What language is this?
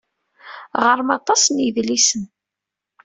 Kabyle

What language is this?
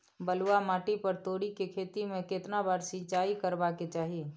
Maithili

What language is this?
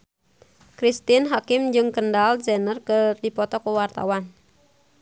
Sundanese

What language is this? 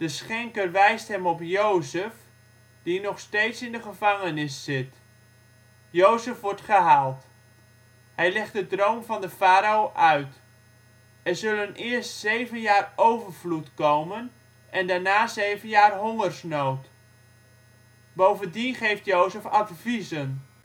Dutch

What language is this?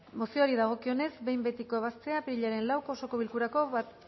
Basque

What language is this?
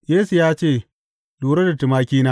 Hausa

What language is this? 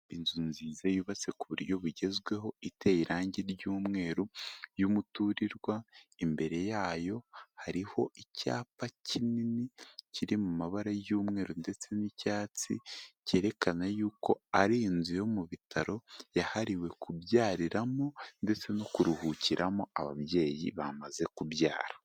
Kinyarwanda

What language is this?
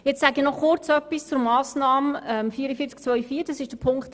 Swiss German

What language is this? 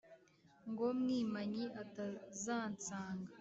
Kinyarwanda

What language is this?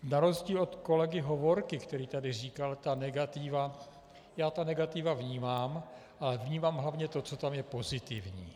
Czech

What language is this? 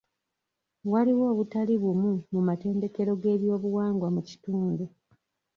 Ganda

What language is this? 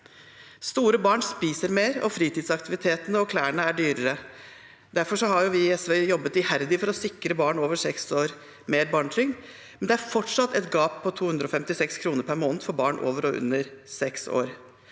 Norwegian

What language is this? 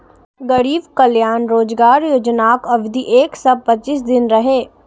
Maithili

